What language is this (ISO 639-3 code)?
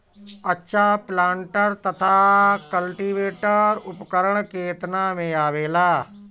bho